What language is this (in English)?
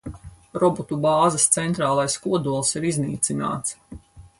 Latvian